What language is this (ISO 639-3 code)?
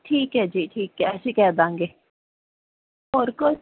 pan